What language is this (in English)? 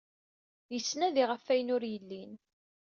Kabyle